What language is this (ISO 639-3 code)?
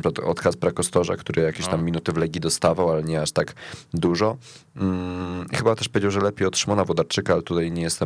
pol